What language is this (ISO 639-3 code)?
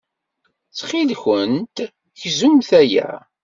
kab